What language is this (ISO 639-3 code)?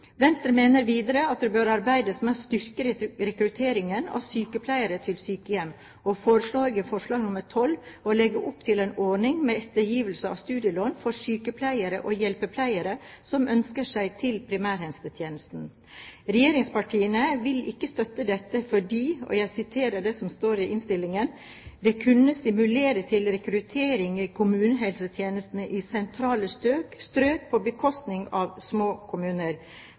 nob